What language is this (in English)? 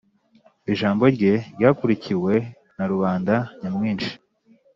Kinyarwanda